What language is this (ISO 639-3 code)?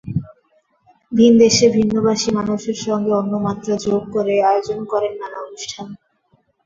ben